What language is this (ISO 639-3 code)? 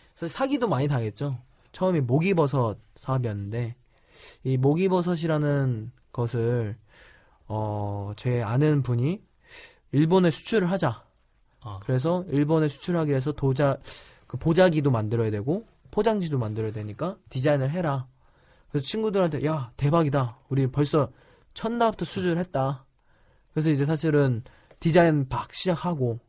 kor